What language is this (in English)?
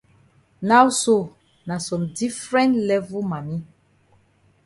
Cameroon Pidgin